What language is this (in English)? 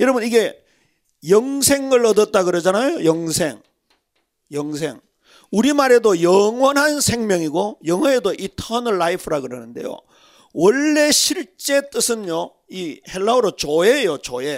Korean